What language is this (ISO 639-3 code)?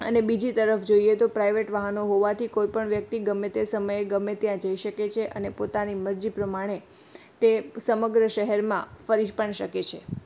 guj